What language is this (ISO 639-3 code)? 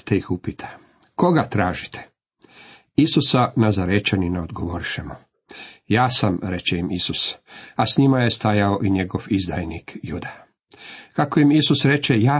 hrv